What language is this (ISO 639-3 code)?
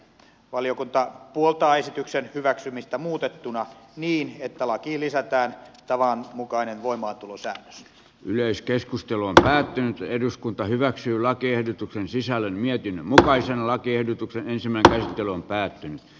fin